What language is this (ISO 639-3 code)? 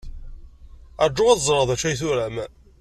kab